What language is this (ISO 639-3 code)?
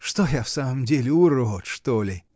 rus